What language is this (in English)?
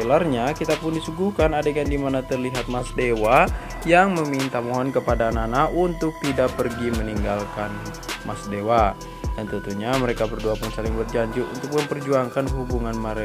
Indonesian